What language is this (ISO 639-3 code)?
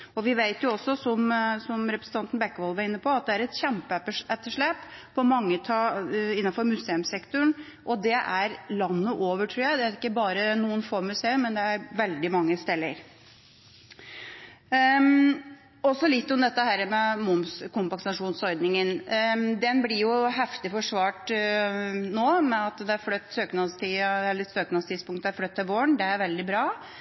nob